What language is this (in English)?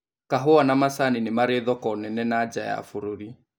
Kikuyu